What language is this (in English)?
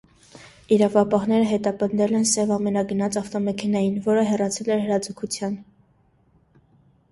Armenian